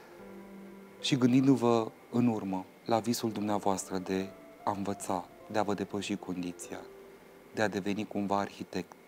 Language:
Romanian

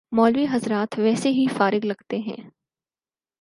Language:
Urdu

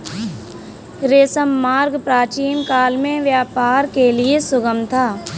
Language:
Hindi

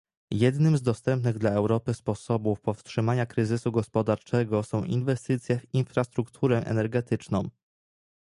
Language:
Polish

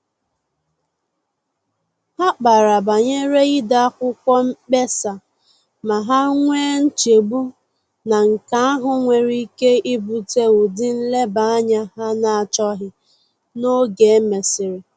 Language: Igbo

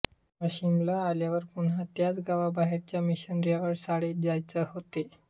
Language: Marathi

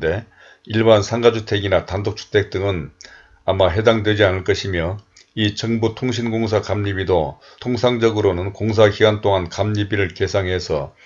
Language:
Korean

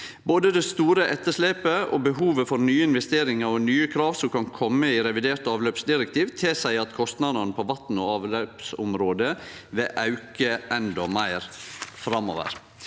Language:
Norwegian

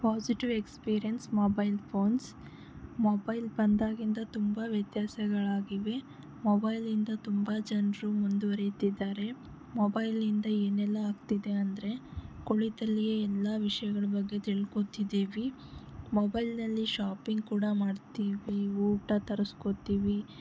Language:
Kannada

